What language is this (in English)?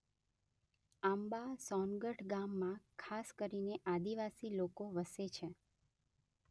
Gujarati